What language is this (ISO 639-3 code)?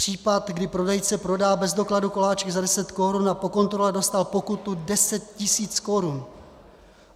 ces